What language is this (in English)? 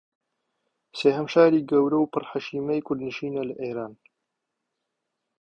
Central Kurdish